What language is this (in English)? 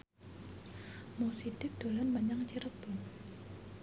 Javanese